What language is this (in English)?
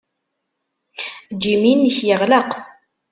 Kabyle